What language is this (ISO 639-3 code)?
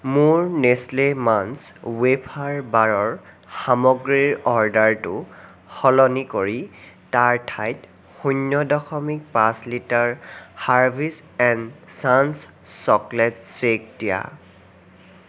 asm